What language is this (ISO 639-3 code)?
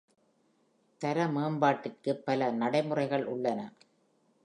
tam